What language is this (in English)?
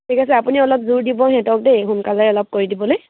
Assamese